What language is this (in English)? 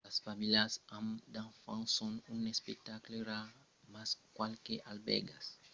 Occitan